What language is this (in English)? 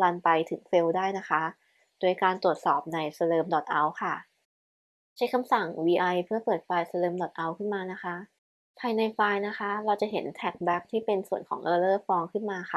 Thai